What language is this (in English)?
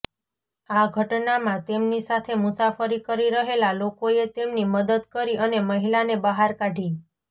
Gujarati